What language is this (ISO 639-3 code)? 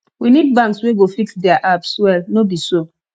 pcm